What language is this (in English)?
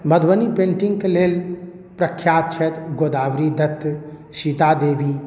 Maithili